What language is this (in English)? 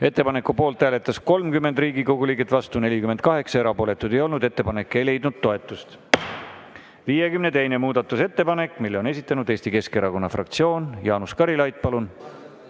Estonian